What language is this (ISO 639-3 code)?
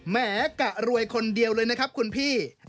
tha